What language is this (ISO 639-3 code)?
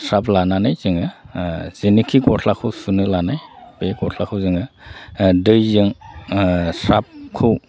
brx